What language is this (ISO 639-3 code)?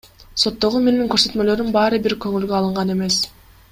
kir